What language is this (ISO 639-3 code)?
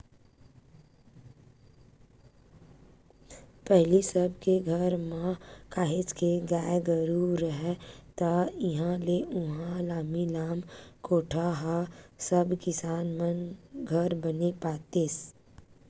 hne